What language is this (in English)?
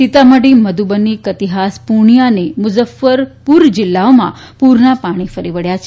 Gujarati